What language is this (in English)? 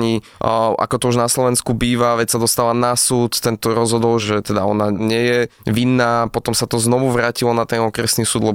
Slovak